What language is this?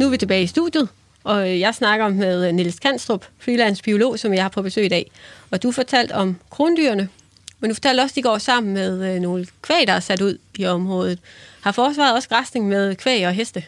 Danish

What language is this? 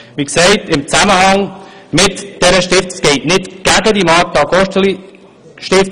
Swiss German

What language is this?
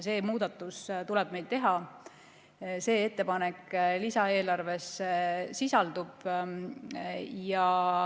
Estonian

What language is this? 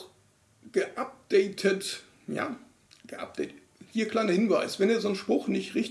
German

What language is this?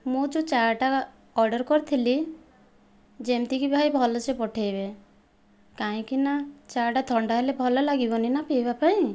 Odia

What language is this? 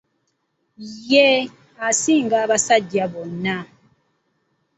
Ganda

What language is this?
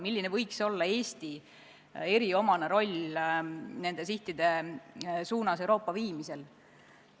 Estonian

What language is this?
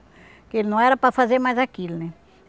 Portuguese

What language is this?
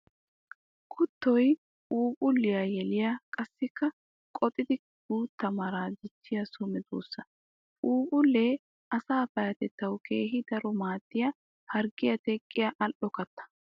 Wolaytta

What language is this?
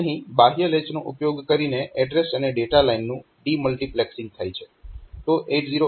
Gujarati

